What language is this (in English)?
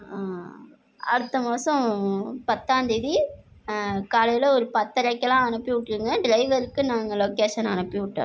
Tamil